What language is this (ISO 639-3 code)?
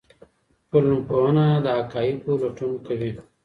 pus